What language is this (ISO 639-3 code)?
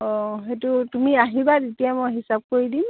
asm